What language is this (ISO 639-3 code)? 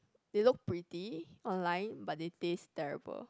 eng